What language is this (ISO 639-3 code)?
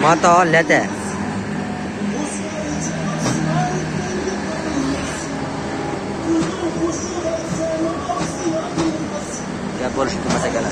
tur